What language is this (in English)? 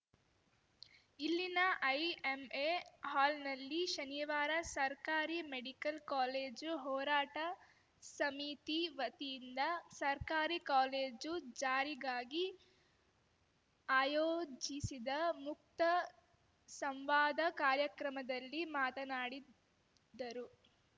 Kannada